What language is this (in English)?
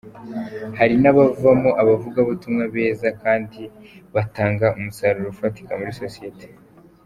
Kinyarwanda